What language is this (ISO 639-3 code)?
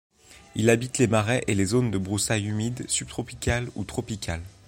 fra